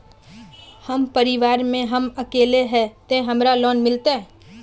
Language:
Magahi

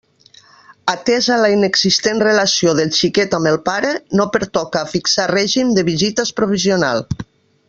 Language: Catalan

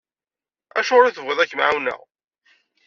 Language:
Kabyle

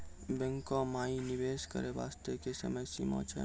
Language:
Maithili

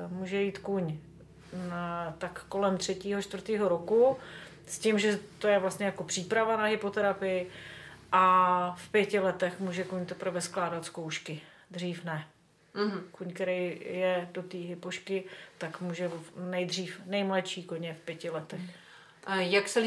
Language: Czech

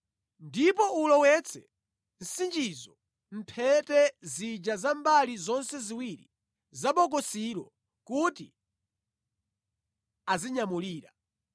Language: Nyanja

